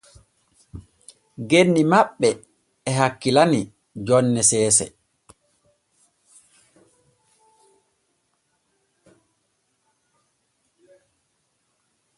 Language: Borgu Fulfulde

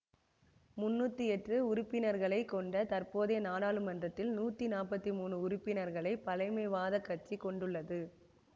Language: Tamil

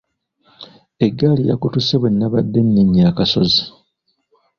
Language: Ganda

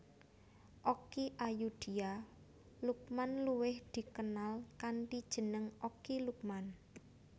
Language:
Javanese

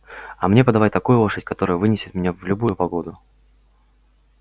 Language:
Russian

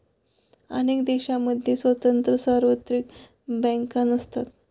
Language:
Marathi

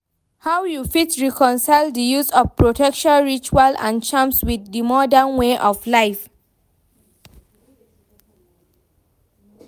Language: Nigerian Pidgin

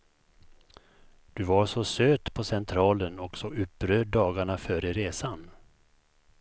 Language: Swedish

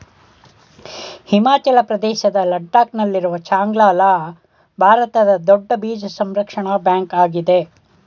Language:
Kannada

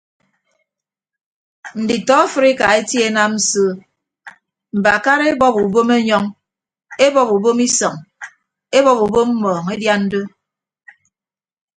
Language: Ibibio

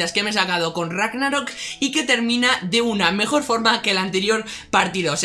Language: Spanish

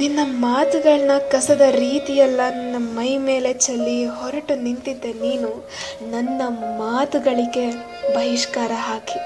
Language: Kannada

